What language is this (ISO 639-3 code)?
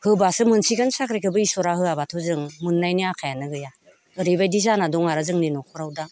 brx